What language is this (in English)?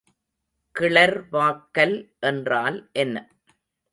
Tamil